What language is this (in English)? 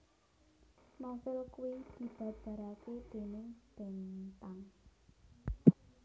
Javanese